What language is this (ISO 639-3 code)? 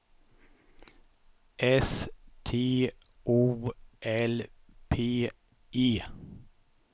swe